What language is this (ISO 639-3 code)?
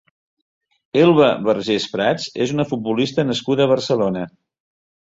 cat